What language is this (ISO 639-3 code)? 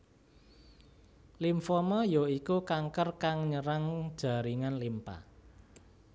jav